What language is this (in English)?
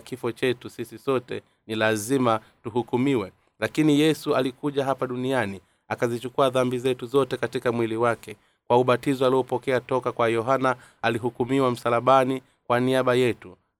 Swahili